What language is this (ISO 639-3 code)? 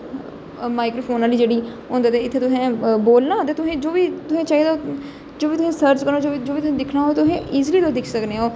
doi